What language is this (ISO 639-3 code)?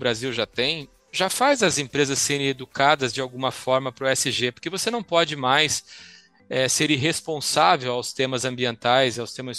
por